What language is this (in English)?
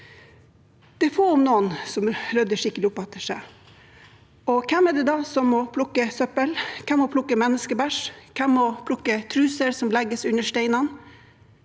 Norwegian